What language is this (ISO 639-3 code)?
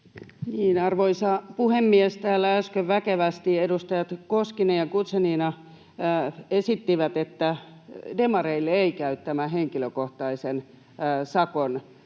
fin